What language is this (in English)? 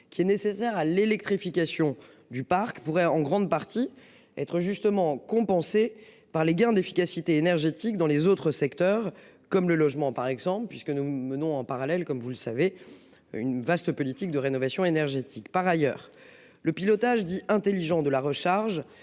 French